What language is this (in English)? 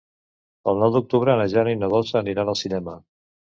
Catalan